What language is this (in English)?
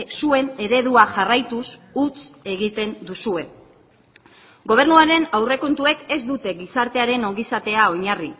Basque